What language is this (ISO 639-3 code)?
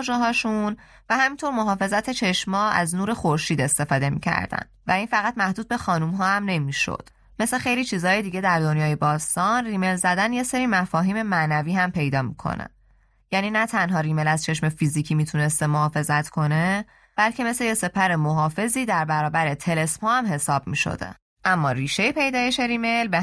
fas